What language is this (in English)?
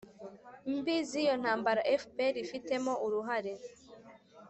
Kinyarwanda